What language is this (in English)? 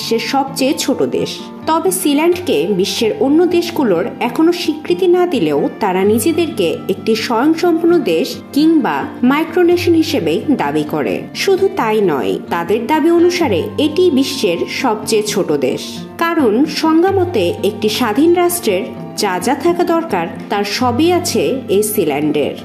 Bangla